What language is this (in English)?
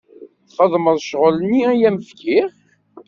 Kabyle